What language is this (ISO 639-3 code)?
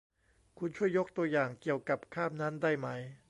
tha